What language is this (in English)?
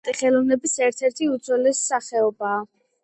Georgian